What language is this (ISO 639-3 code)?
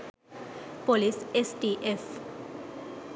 sin